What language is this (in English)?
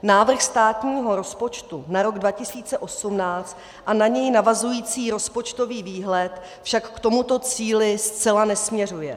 Czech